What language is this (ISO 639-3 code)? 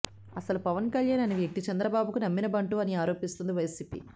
tel